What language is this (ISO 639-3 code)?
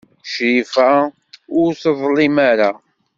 kab